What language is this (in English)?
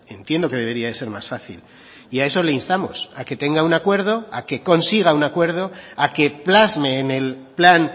Spanish